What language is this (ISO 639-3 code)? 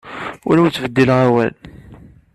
kab